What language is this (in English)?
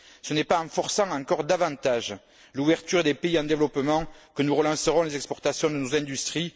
French